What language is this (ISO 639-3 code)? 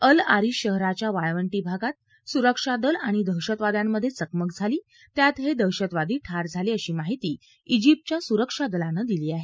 mar